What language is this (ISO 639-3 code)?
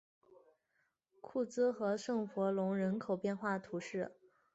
zho